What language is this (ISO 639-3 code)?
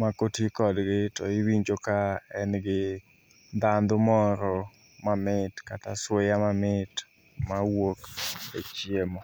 luo